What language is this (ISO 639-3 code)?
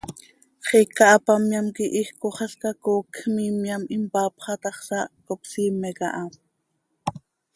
sei